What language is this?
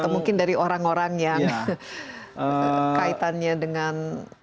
Indonesian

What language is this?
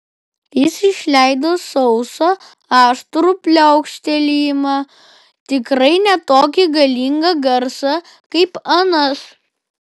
Lithuanian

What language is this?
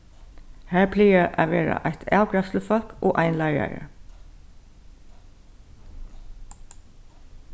Faroese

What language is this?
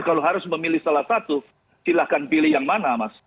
Indonesian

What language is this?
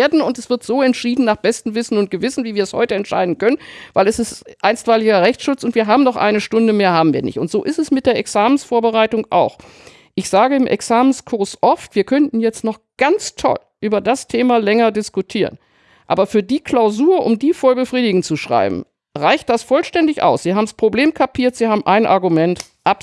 German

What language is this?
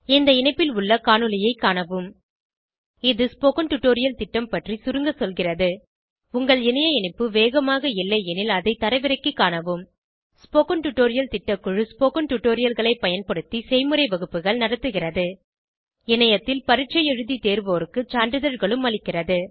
Tamil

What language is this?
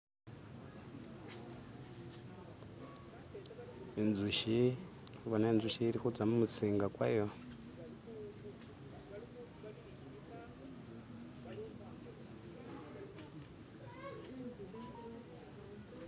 Masaaba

